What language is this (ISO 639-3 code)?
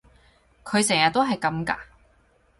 yue